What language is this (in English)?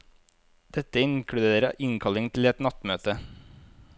Norwegian